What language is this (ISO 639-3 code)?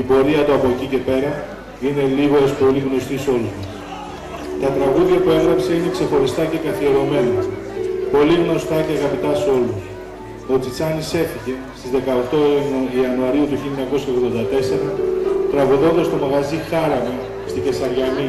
ell